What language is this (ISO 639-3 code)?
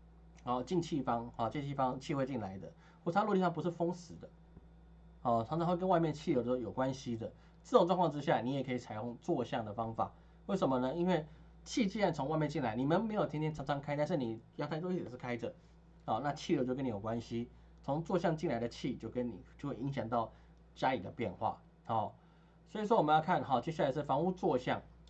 zho